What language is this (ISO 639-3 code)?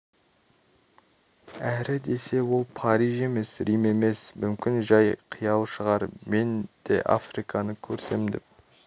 kaz